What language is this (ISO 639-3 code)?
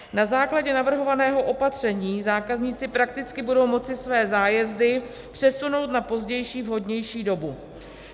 ces